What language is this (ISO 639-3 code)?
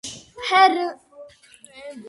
kat